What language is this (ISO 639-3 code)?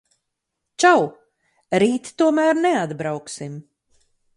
lav